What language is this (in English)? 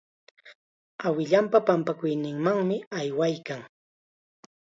Chiquián Ancash Quechua